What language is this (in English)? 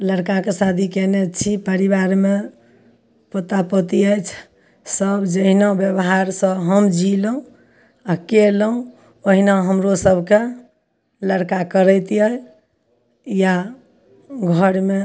Maithili